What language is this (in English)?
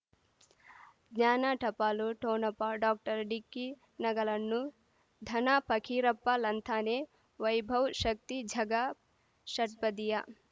Kannada